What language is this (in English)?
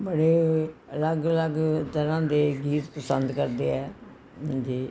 Punjabi